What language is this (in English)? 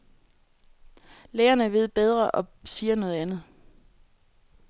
Danish